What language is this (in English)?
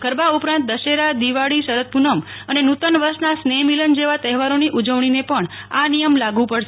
Gujarati